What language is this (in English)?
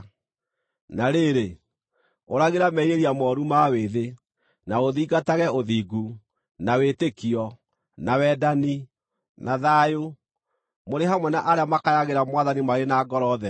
Kikuyu